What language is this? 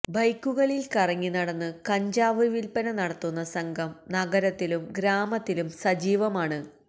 Malayalam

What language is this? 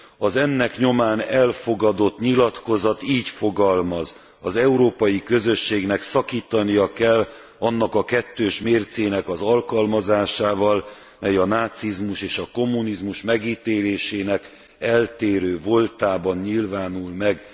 Hungarian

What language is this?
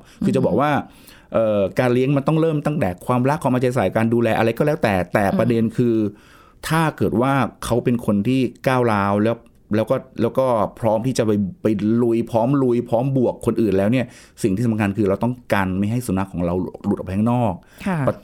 Thai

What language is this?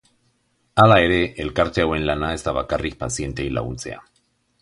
Basque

